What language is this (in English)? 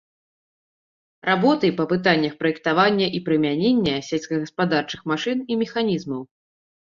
Belarusian